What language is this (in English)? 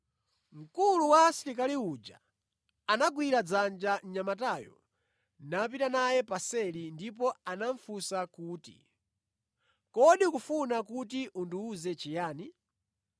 Nyanja